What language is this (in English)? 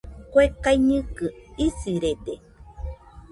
Nüpode Huitoto